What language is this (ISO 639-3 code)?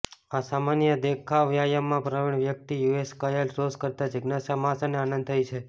guj